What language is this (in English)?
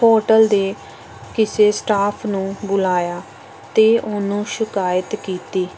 Punjabi